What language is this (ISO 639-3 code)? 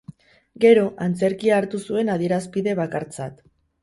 eus